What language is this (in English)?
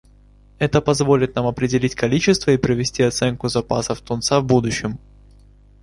Russian